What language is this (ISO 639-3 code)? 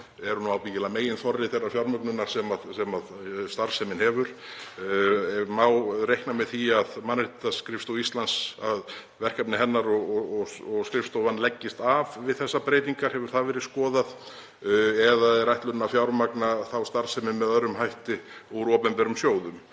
isl